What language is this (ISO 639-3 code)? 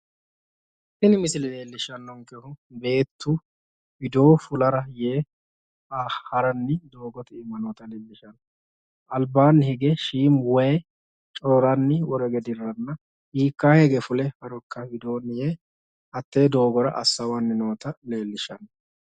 sid